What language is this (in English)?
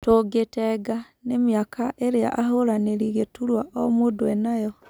Kikuyu